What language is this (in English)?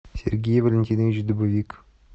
Russian